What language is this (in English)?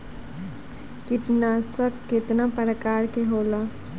Bhojpuri